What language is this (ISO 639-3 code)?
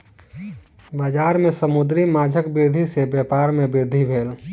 mai